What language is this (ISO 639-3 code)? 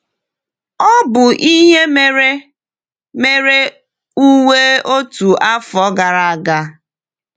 ibo